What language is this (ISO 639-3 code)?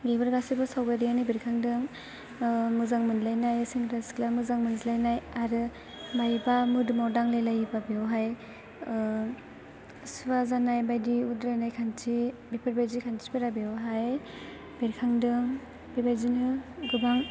brx